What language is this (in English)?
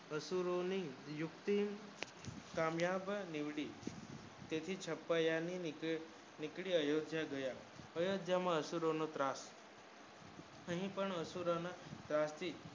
Gujarati